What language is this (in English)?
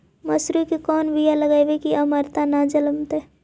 Magahi